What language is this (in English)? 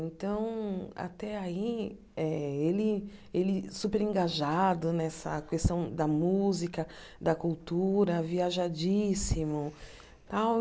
Portuguese